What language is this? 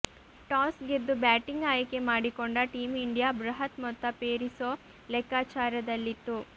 Kannada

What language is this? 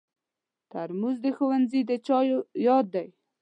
Pashto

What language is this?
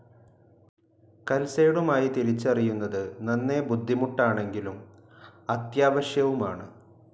Malayalam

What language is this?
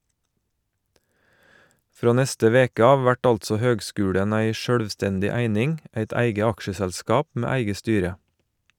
Norwegian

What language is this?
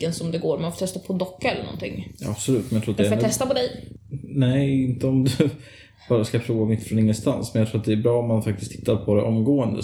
Swedish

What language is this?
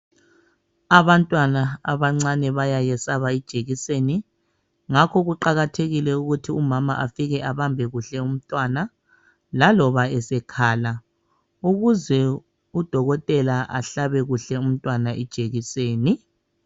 North Ndebele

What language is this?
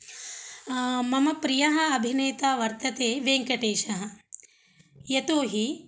Sanskrit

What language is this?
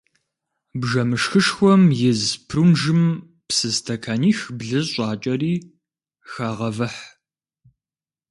Kabardian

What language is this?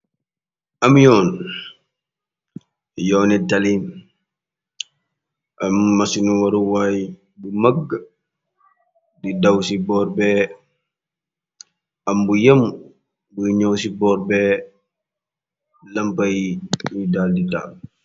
Wolof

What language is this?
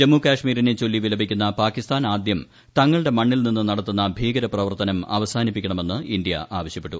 Malayalam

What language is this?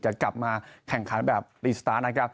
Thai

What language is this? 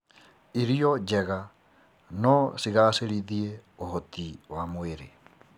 Kikuyu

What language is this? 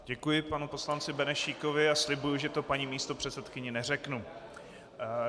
Czech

